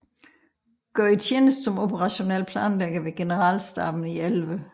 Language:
Danish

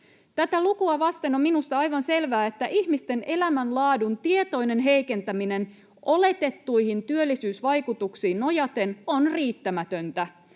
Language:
Finnish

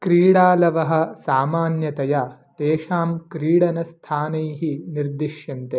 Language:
Sanskrit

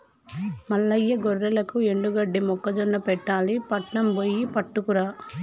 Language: Telugu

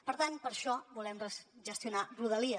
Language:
Catalan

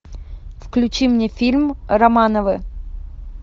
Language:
Russian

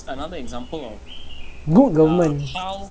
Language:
English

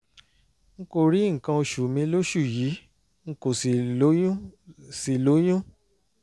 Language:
Yoruba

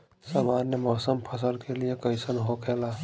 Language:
Bhojpuri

